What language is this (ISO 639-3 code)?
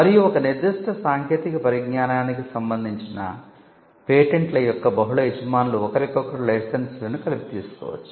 tel